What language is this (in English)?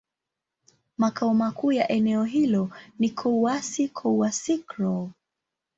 Swahili